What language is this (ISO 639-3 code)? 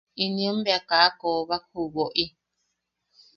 yaq